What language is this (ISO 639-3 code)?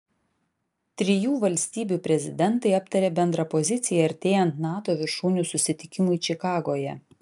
lit